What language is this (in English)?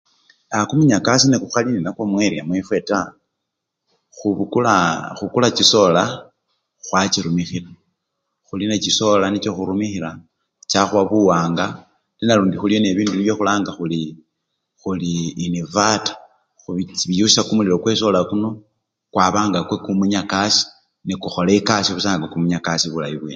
Luyia